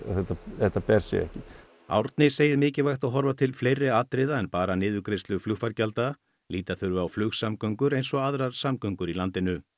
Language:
Icelandic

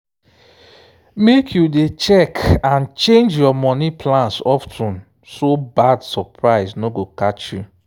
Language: Nigerian Pidgin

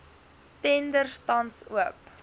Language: Afrikaans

